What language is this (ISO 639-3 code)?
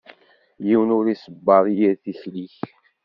kab